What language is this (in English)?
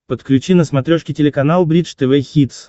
Russian